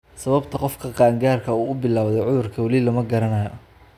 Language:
Somali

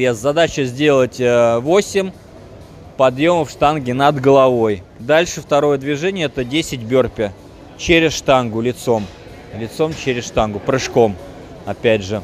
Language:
Russian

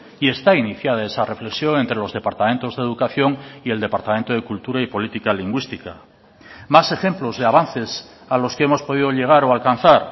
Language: Spanish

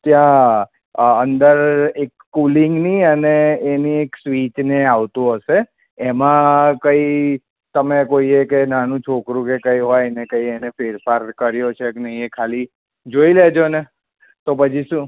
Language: Gujarati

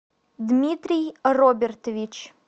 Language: Russian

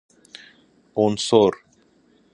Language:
Persian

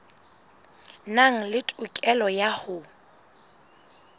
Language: Southern Sotho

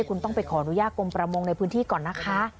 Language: Thai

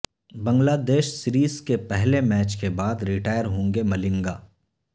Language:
Urdu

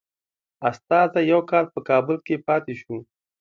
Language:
Pashto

